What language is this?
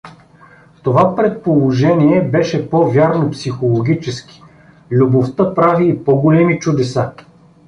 Bulgarian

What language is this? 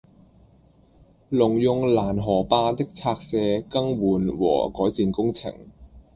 Cantonese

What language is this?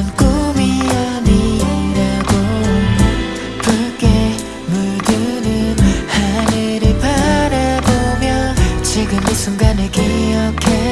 Korean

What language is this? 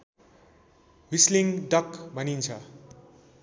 Nepali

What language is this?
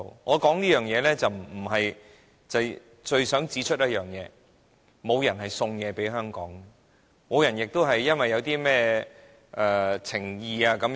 Cantonese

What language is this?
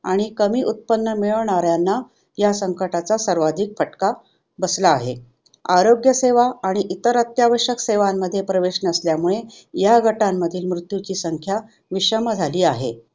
Marathi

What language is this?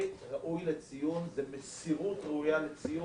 Hebrew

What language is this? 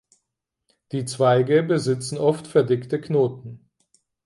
German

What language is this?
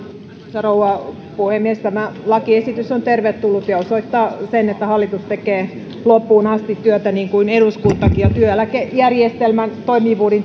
Finnish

